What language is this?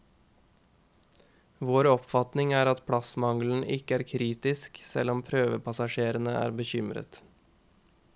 Norwegian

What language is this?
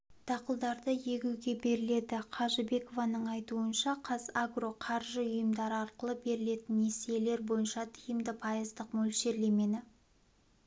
Kazakh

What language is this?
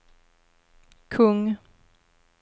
Swedish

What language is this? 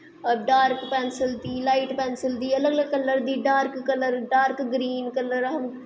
Dogri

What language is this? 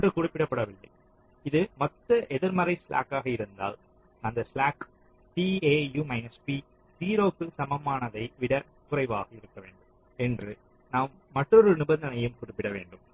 Tamil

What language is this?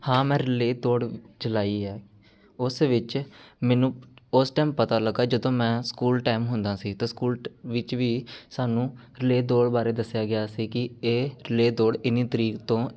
Punjabi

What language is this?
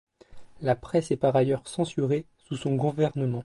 French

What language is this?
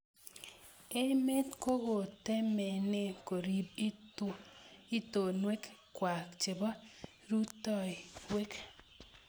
Kalenjin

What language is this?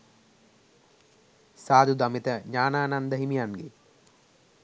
Sinhala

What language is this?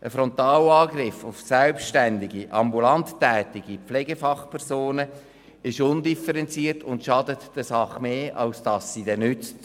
Swiss German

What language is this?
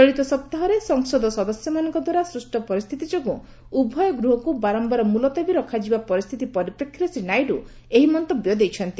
Odia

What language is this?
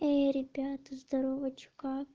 Russian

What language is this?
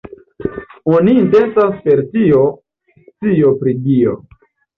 Esperanto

